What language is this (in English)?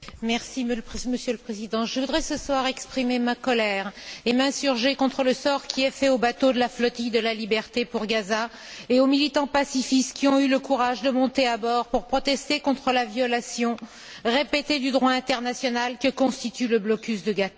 French